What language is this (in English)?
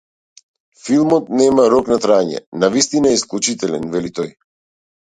Macedonian